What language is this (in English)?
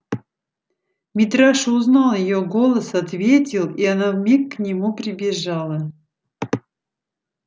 Russian